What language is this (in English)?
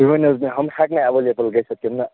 Kashmiri